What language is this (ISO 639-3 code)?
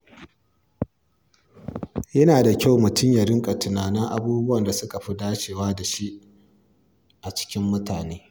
hau